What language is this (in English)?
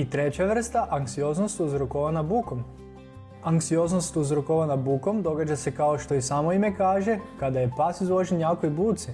Croatian